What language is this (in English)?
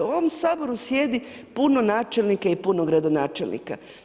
Croatian